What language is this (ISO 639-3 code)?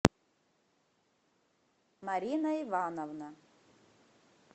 rus